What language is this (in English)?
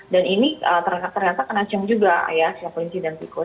Indonesian